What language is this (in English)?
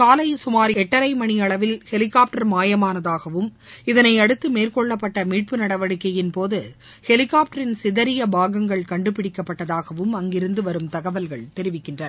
Tamil